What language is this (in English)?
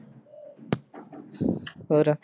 Punjabi